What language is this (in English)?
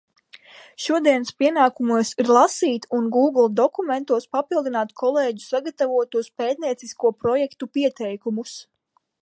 Latvian